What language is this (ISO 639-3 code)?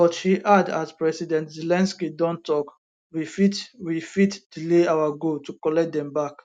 pcm